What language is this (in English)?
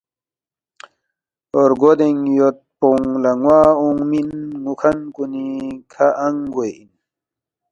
Balti